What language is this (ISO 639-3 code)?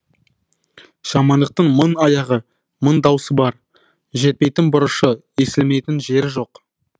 kaz